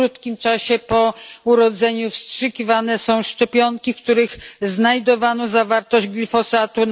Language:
Polish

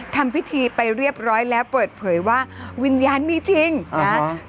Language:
Thai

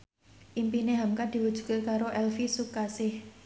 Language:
Javanese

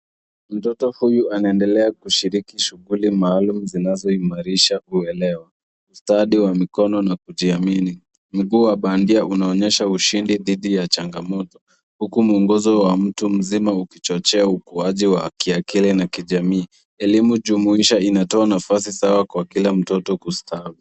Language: Swahili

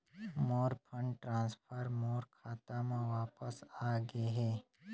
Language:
Chhattisgarhi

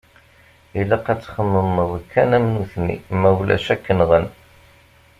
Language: Kabyle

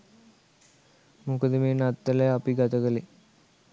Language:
Sinhala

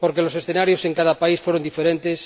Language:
Spanish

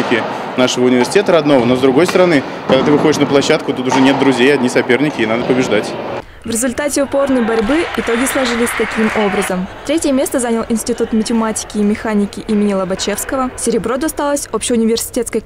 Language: Russian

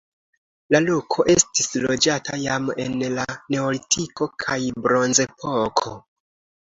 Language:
Esperanto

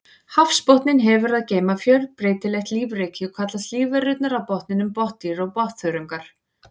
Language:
Icelandic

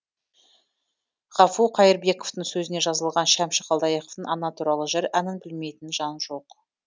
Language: Kazakh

